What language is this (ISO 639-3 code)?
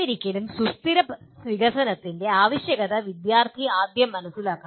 mal